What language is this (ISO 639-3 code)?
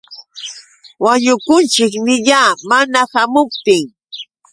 qux